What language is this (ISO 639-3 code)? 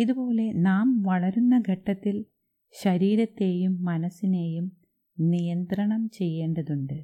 mal